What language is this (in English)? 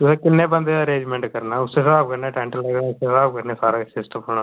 Dogri